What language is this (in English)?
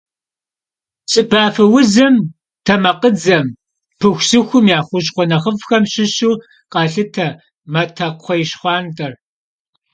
Kabardian